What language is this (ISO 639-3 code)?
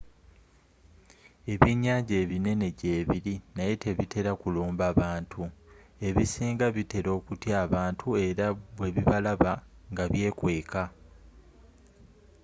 lug